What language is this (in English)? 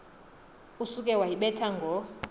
Xhosa